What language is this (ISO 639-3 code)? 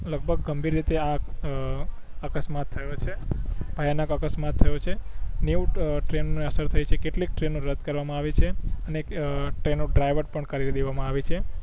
guj